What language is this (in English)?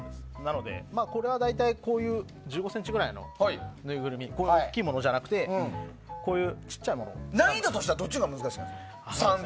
Japanese